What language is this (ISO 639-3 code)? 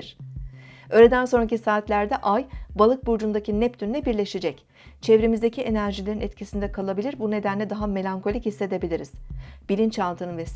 tur